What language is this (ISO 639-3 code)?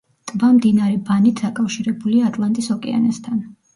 kat